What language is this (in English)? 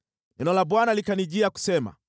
Swahili